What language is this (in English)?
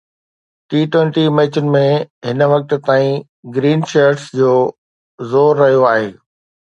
Sindhi